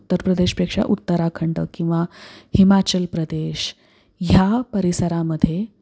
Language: Marathi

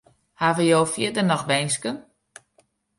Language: Western Frisian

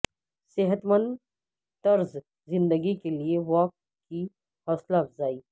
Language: Urdu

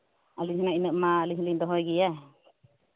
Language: Santali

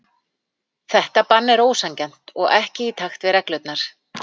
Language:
Icelandic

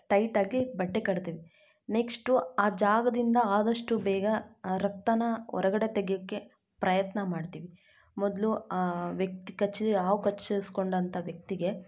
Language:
Kannada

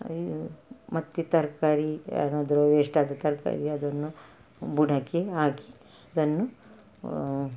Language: Kannada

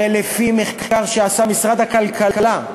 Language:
Hebrew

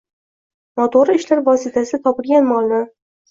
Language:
Uzbek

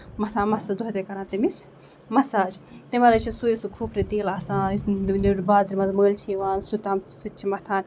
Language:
Kashmiri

